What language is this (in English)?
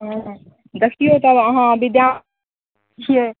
Maithili